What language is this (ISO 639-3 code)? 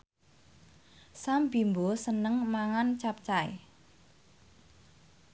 jav